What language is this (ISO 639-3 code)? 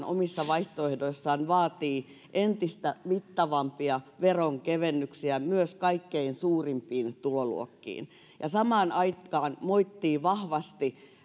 fin